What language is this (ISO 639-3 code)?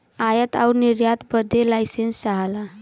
bho